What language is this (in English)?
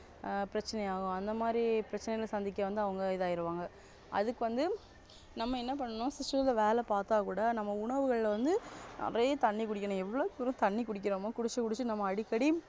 Tamil